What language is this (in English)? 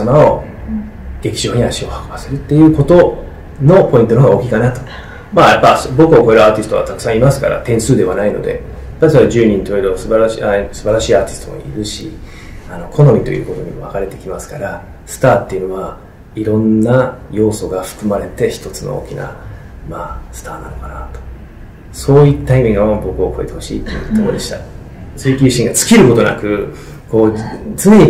Japanese